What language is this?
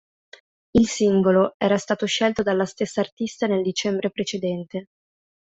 Italian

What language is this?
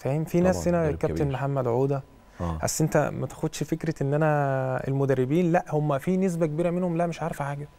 Arabic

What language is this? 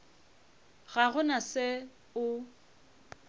Northern Sotho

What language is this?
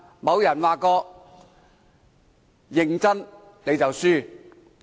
Cantonese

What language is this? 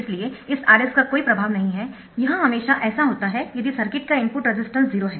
Hindi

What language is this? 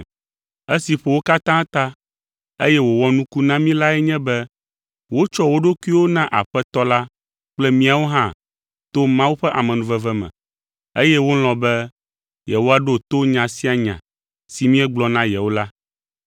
Ewe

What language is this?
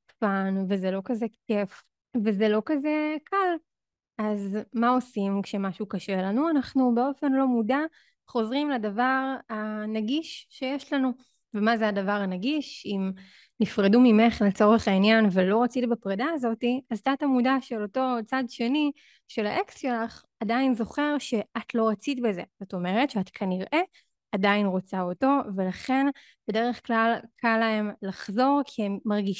Hebrew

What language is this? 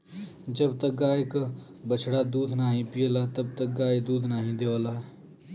Bhojpuri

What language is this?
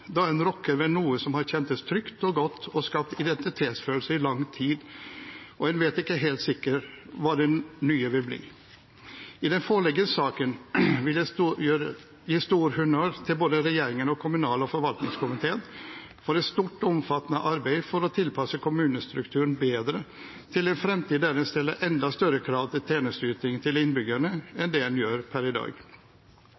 Norwegian Bokmål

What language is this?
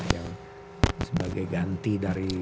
Indonesian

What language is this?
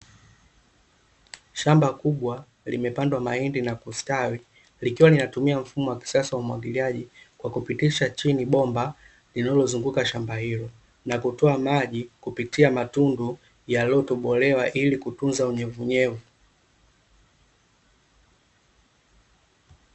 Swahili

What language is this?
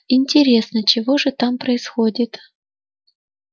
Russian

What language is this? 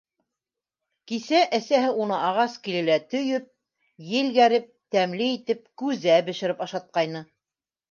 Bashkir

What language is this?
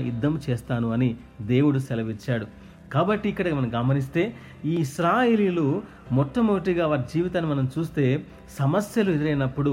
Telugu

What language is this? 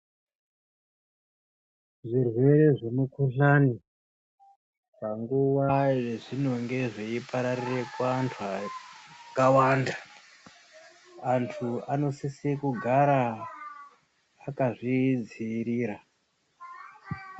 Ndau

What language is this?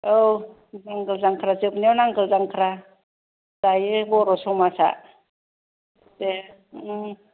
Bodo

